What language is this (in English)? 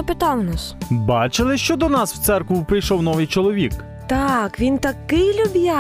Ukrainian